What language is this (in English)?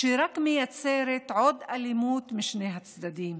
Hebrew